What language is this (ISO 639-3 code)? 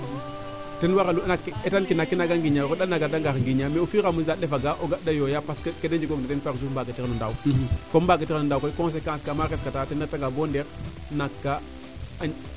srr